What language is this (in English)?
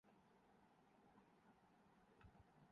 Urdu